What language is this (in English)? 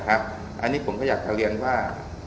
Thai